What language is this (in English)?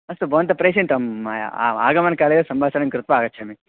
Sanskrit